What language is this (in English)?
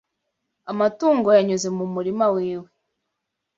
Kinyarwanda